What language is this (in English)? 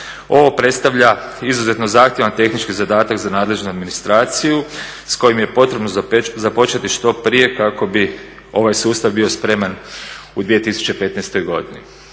Croatian